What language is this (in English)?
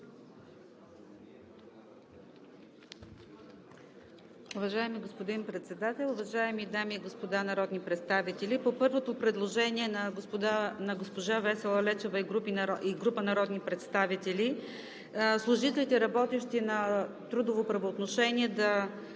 Bulgarian